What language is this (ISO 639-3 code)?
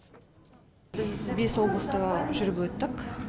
kaz